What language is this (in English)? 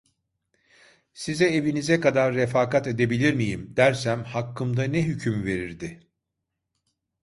Turkish